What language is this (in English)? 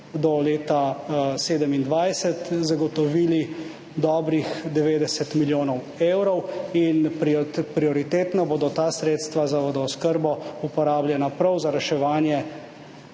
Slovenian